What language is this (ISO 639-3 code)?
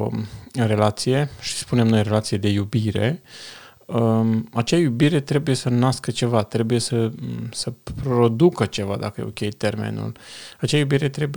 ron